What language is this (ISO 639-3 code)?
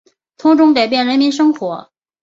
zho